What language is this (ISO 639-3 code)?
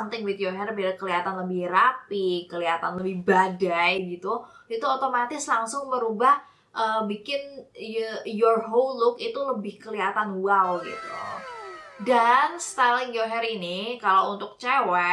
ind